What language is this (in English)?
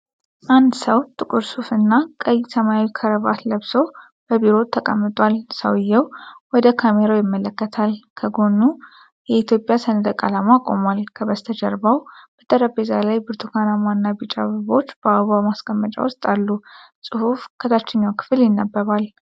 Amharic